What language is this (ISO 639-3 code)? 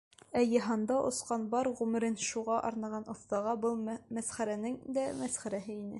bak